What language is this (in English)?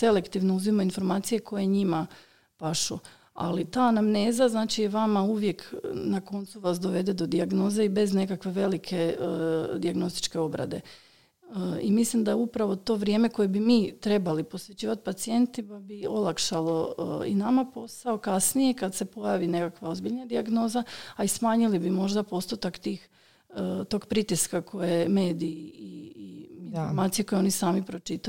Croatian